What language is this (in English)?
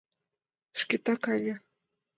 Mari